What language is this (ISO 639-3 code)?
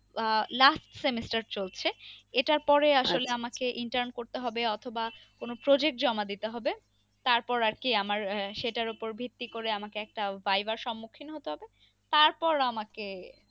ben